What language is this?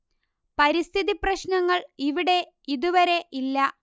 Malayalam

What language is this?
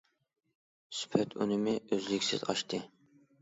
Uyghur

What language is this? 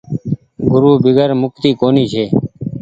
Goaria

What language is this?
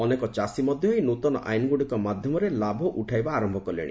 Odia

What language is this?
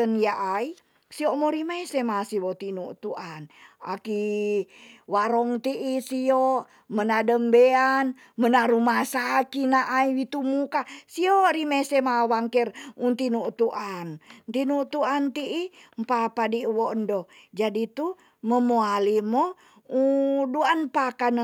Tonsea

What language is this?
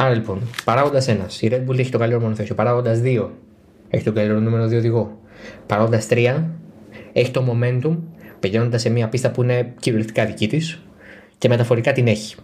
Greek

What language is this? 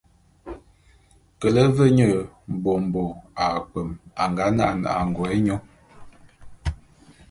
Bulu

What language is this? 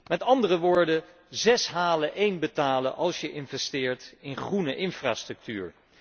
Dutch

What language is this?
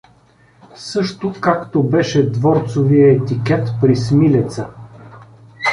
Bulgarian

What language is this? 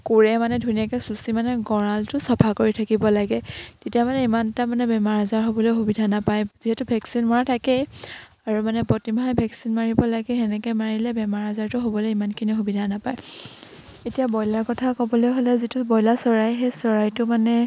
Assamese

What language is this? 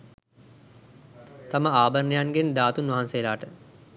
Sinhala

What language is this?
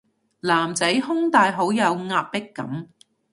Cantonese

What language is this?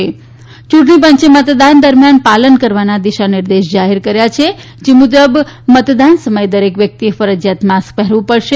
Gujarati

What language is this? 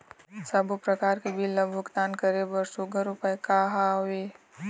Chhattisgarhi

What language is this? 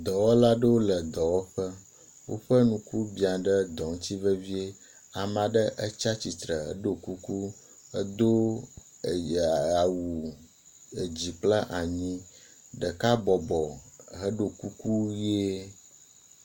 Ewe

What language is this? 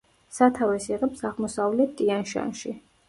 Georgian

